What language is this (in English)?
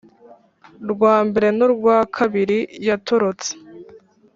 Kinyarwanda